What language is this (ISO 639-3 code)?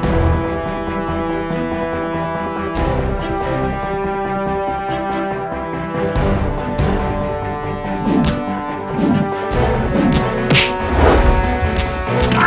ind